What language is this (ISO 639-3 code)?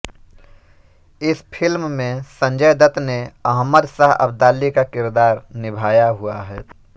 hin